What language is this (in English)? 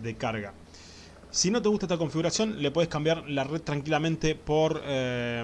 Spanish